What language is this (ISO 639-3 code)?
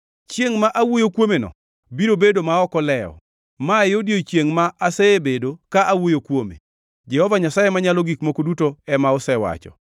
luo